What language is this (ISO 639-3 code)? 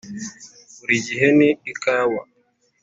kin